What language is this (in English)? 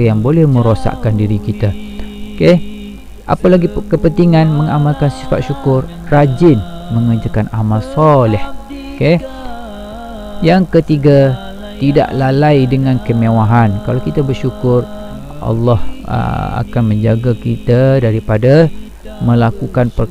Malay